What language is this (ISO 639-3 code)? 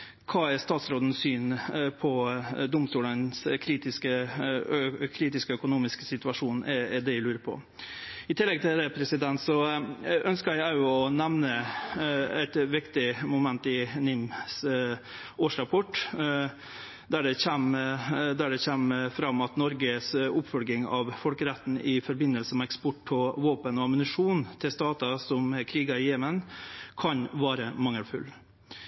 nno